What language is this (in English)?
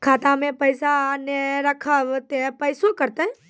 Maithili